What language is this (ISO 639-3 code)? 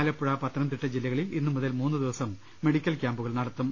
mal